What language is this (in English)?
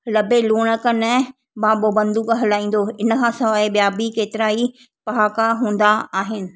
Sindhi